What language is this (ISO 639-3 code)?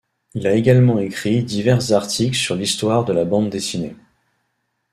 fra